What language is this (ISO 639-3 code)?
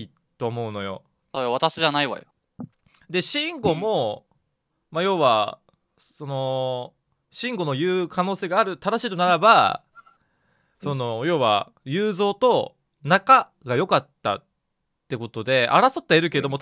jpn